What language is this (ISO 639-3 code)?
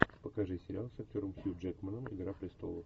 rus